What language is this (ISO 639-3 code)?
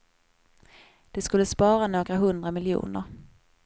swe